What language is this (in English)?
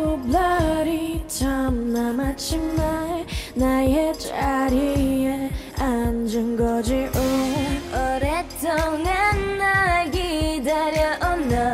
Korean